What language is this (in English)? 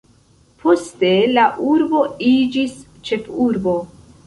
Esperanto